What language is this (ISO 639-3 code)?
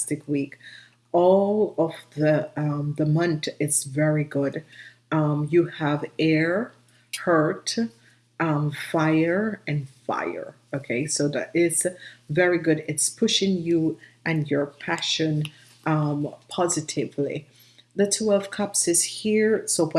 eng